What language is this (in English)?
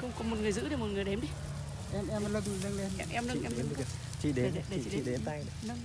Vietnamese